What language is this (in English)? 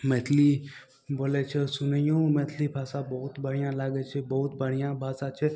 Maithili